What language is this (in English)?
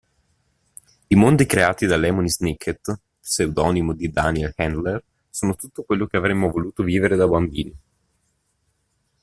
Italian